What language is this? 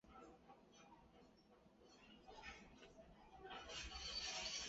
Chinese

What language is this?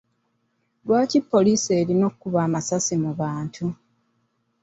Ganda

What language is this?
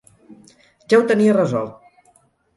Catalan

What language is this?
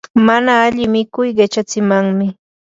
Yanahuanca Pasco Quechua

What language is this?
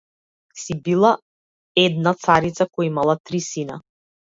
Macedonian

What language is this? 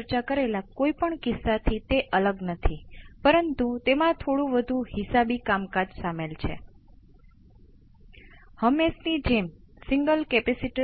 Gujarati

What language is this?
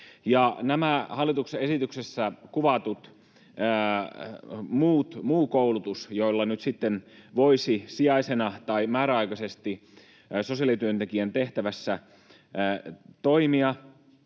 Finnish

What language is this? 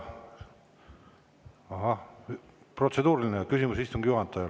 Estonian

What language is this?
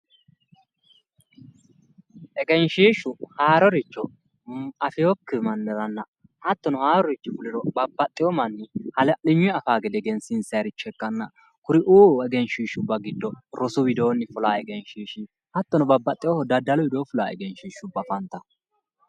Sidamo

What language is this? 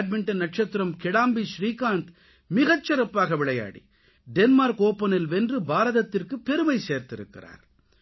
Tamil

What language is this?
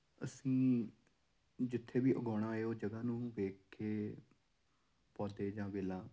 Punjabi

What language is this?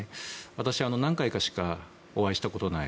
Japanese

